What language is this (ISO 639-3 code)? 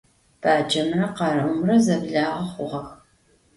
ady